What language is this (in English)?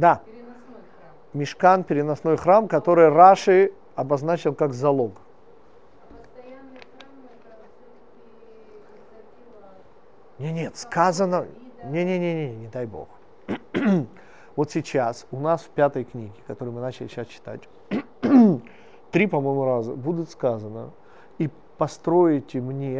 Russian